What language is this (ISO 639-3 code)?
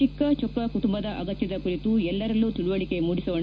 kan